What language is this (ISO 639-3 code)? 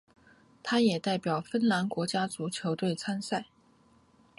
zho